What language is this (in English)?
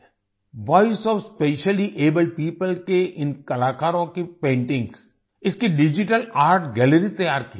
Hindi